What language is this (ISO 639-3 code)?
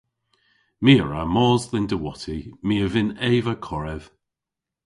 cor